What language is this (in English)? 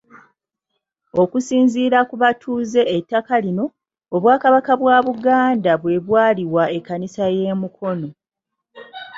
Ganda